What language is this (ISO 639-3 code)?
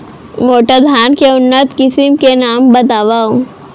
hne